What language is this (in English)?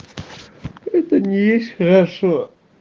Russian